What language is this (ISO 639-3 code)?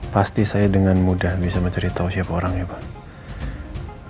ind